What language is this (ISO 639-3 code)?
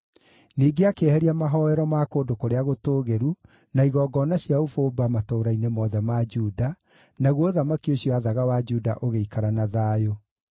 kik